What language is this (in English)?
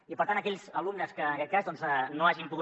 Catalan